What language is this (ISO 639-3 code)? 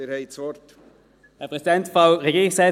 gsw